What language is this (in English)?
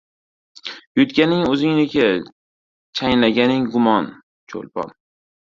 Uzbek